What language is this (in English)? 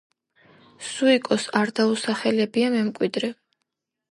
Georgian